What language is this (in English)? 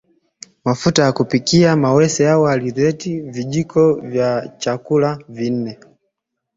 Swahili